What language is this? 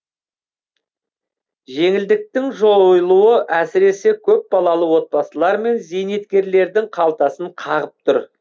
Kazakh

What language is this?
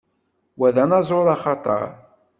Kabyle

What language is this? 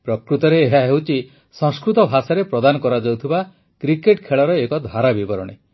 Odia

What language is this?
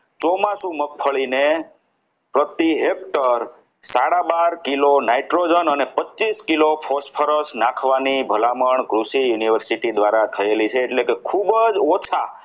Gujarati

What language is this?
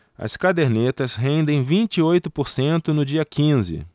Portuguese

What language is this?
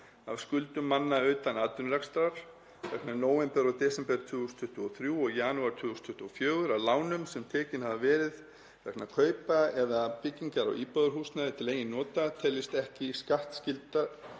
Icelandic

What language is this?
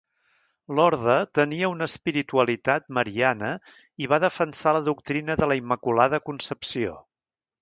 Catalan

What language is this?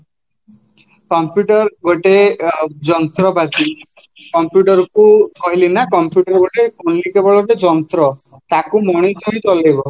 Odia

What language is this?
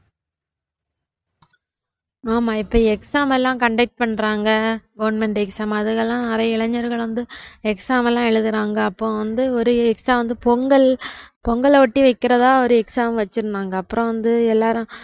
Tamil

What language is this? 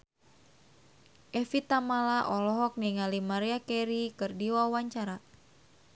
Sundanese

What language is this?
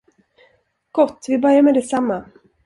Swedish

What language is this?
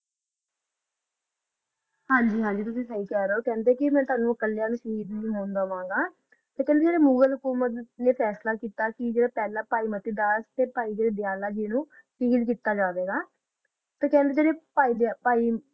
Punjabi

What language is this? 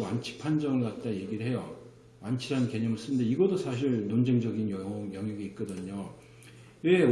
Korean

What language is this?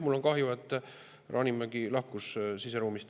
Estonian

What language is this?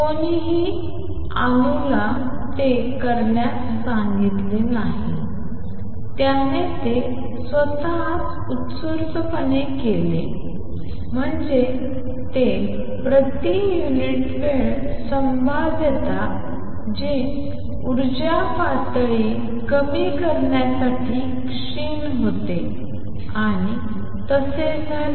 Marathi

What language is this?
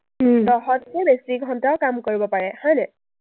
Assamese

